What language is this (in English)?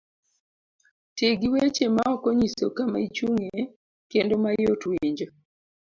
Luo (Kenya and Tanzania)